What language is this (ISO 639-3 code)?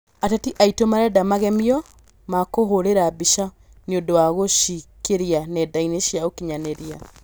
kik